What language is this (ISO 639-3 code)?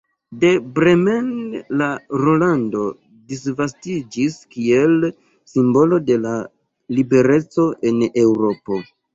epo